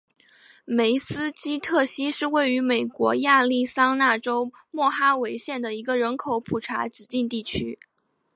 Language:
Chinese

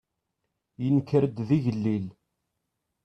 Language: Kabyle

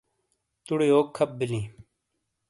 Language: Shina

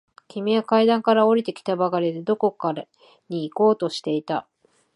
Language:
Japanese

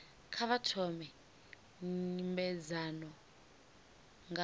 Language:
Venda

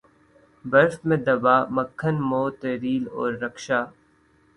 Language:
Urdu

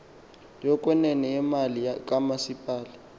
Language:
Xhosa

